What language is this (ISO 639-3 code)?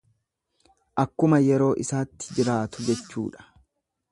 orm